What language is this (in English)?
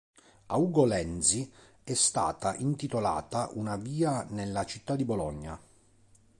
Italian